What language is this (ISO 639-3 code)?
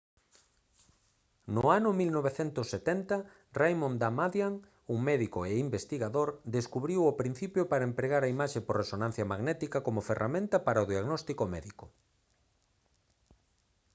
glg